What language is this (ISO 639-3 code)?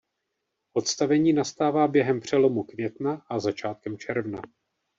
ces